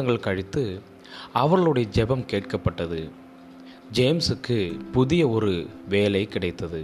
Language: Tamil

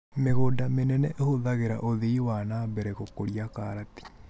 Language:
Kikuyu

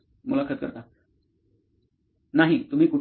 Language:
Marathi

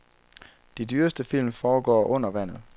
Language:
Danish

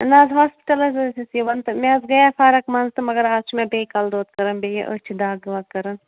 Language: Kashmiri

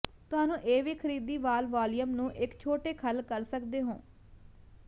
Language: Punjabi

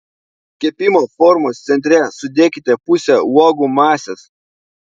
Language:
Lithuanian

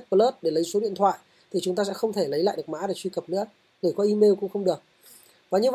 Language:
Vietnamese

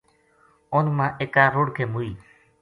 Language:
Gujari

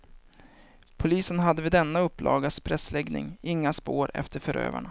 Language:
Swedish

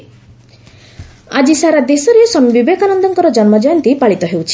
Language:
Odia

